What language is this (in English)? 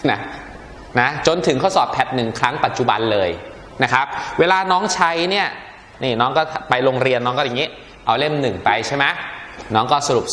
Thai